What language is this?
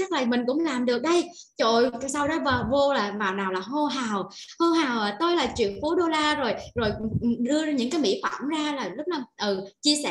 Vietnamese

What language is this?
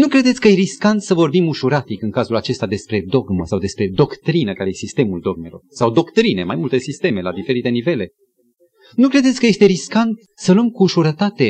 Romanian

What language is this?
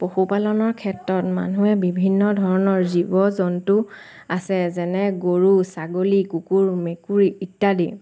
Assamese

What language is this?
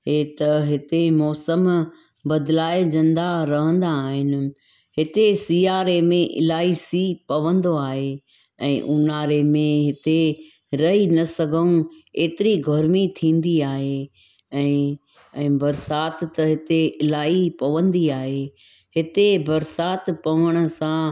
Sindhi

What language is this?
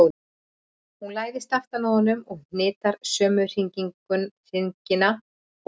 Icelandic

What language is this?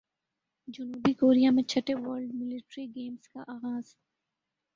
Urdu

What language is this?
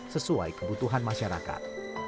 Indonesian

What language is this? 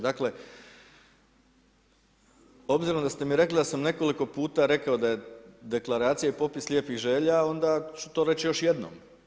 Croatian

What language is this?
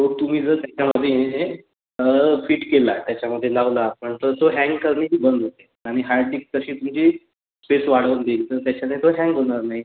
Marathi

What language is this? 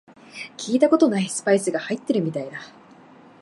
Japanese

